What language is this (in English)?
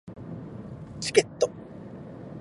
Japanese